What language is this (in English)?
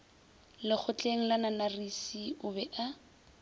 Northern Sotho